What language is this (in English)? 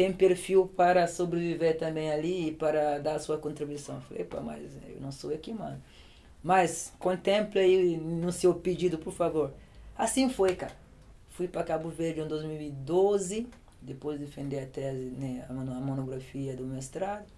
Portuguese